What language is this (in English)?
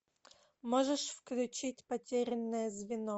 Russian